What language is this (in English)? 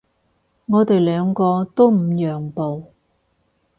Cantonese